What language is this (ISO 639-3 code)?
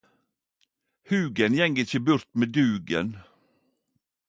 nno